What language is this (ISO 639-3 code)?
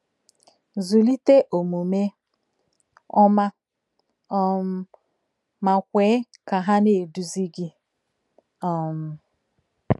ibo